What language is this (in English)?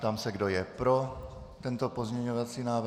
Czech